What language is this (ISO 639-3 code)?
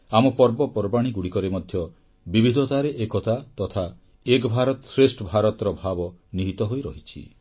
ori